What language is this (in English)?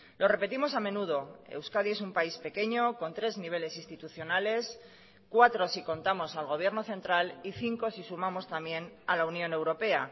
Spanish